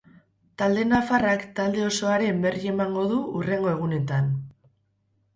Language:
Basque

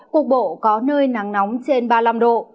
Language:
Vietnamese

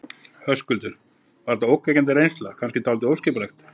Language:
Icelandic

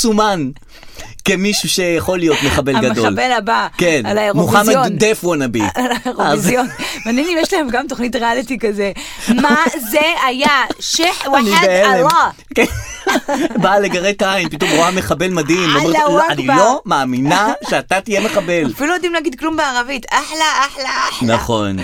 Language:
Hebrew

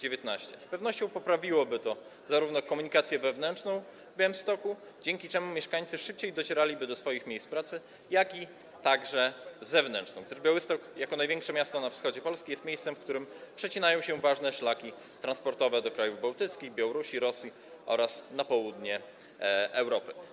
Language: Polish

